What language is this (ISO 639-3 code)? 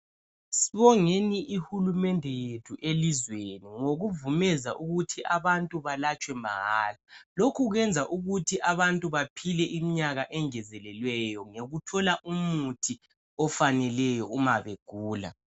nde